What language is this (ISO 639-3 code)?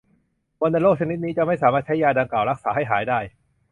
tha